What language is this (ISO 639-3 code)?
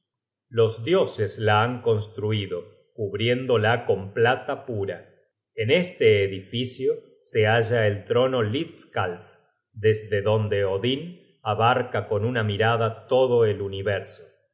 spa